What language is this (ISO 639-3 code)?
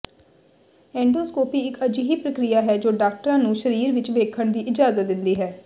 pan